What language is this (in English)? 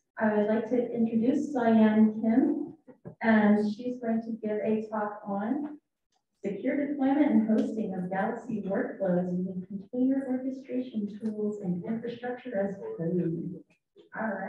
English